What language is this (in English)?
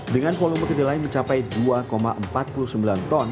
Indonesian